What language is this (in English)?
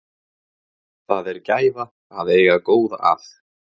Icelandic